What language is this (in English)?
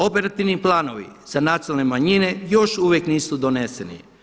Croatian